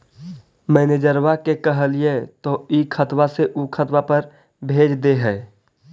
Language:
Magahi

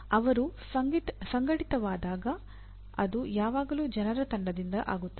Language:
Kannada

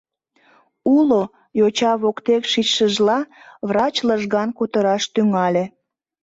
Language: Mari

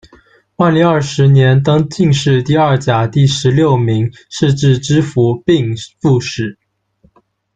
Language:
Chinese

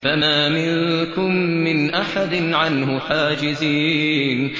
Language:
Arabic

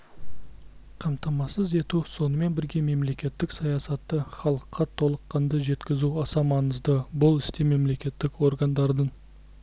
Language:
Kazakh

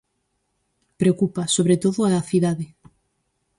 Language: Galician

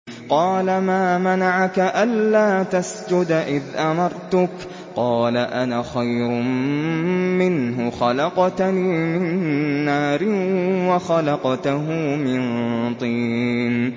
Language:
Arabic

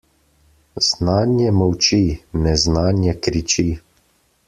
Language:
Slovenian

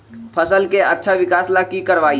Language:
Magahi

